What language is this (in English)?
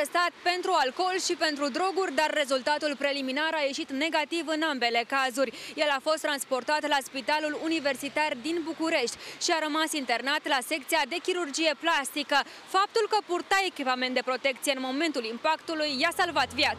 Romanian